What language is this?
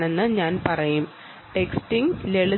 Malayalam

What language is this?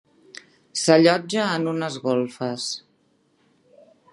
Catalan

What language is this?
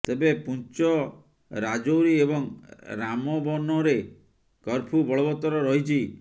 Odia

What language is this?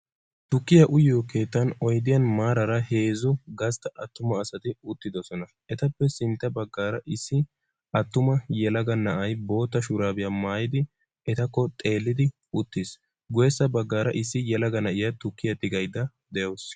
Wolaytta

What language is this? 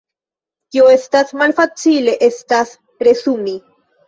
Esperanto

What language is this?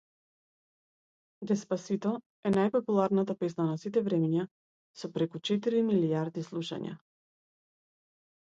Macedonian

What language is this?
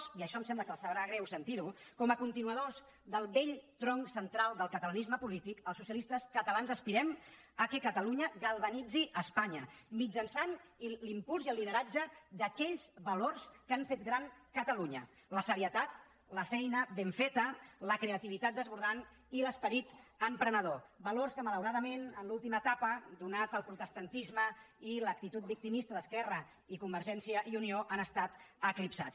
Catalan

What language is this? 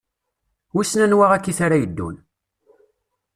Kabyle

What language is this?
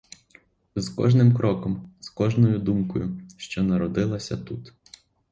Ukrainian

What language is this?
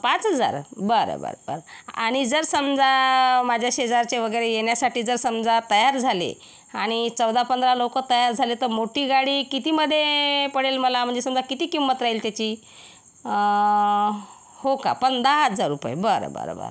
Marathi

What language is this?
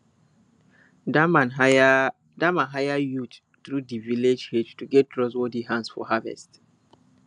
Nigerian Pidgin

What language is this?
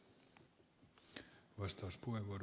Finnish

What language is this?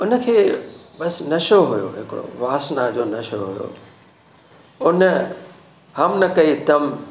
Sindhi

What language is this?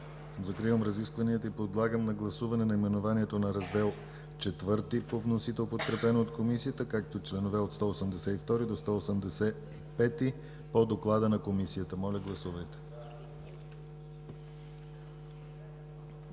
Bulgarian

